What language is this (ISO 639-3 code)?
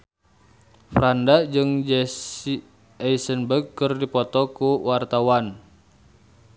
sun